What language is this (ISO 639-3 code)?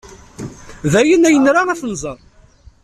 kab